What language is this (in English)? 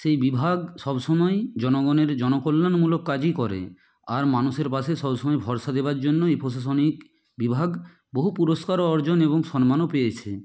Bangla